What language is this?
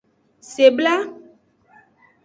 Aja (Benin)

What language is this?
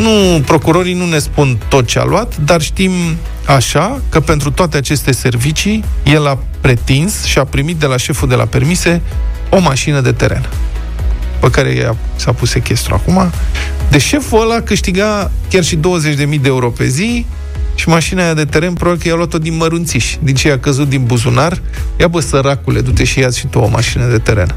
Romanian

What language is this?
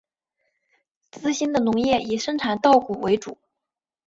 Chinese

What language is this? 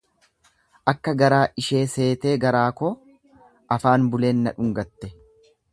Oromo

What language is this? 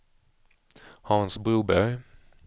Swedish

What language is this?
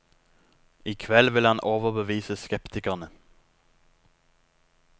Norwegian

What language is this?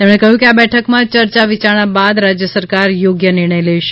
Gujarati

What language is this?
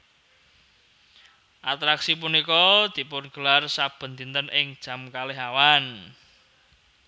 Javanese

